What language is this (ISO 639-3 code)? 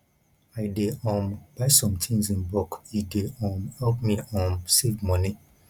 pcm